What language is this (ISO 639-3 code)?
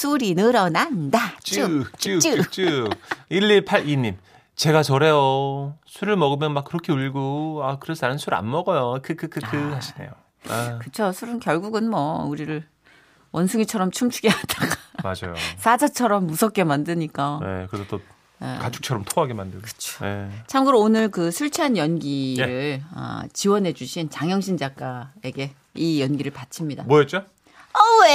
kor